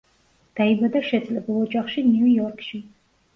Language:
Georgian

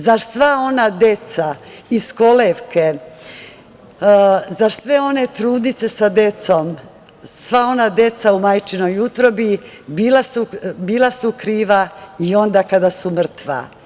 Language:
Serbian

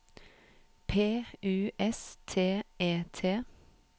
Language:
Norwegian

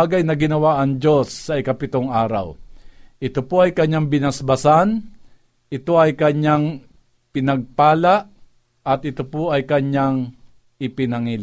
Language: Filipino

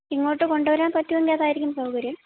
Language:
Malayalam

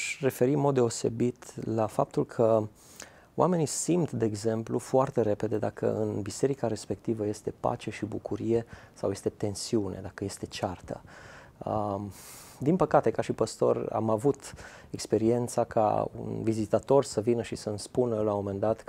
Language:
Romanian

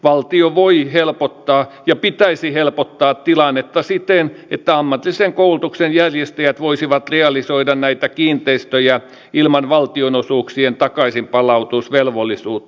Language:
Finnish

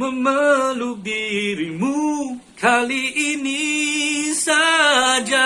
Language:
Indonesian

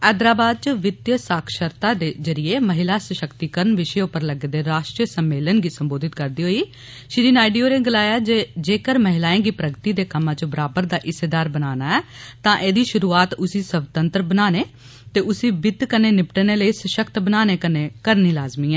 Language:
Dogri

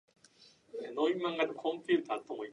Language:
English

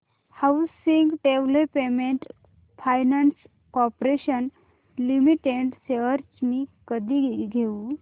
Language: Marathi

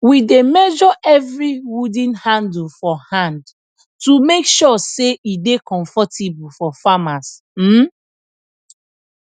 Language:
Nigerian Pidgin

